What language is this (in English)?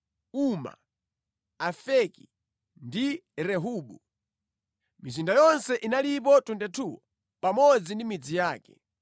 Nyanja